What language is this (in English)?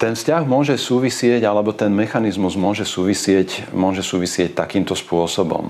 Slovak